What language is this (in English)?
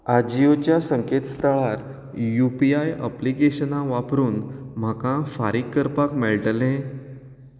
Konkani